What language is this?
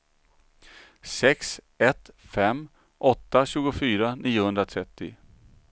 Swedish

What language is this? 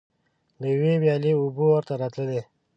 Pashto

